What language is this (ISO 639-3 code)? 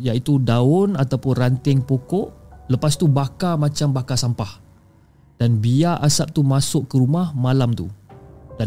msa